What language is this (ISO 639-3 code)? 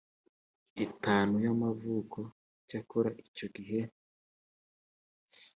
kin